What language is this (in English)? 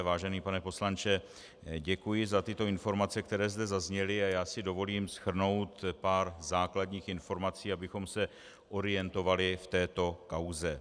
Czech